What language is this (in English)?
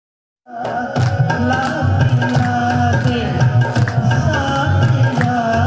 Hindi